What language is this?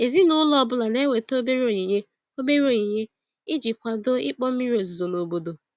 Igbo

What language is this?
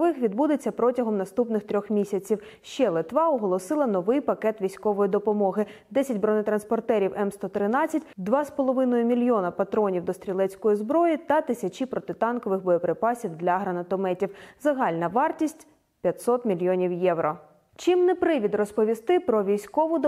Ukrainian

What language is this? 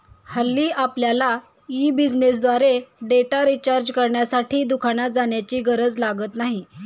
Marathi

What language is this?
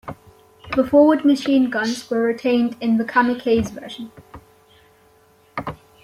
English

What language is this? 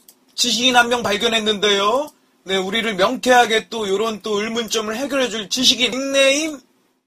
Korean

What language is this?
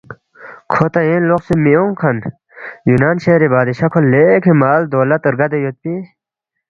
Balti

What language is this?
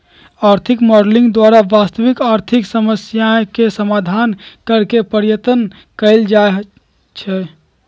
Magahi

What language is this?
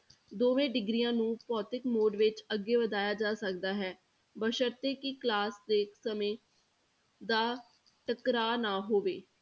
Punjabi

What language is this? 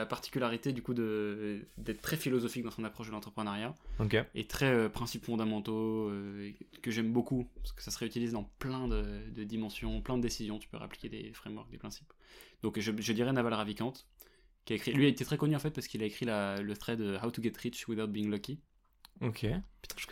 French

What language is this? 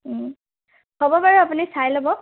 Assamese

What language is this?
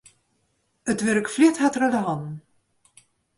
Western Frisian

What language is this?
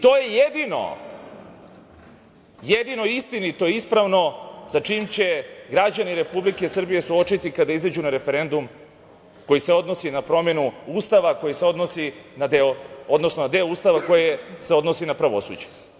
Serbian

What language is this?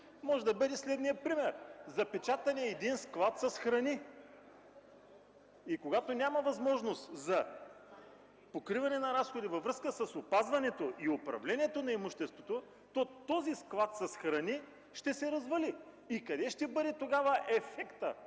Bulgarian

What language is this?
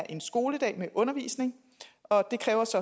Danish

